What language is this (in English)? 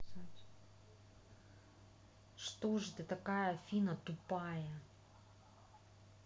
Russian